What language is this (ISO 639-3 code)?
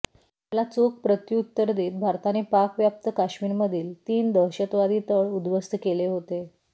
mar